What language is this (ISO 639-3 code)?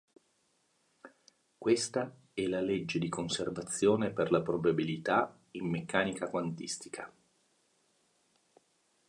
ita